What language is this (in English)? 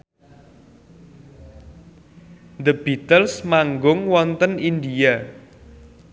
Javanese